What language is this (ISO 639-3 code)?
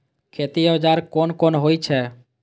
mai